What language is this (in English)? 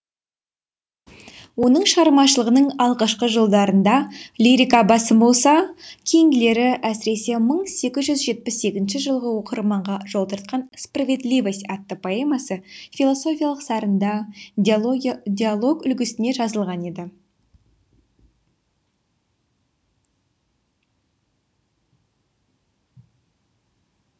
Kazakh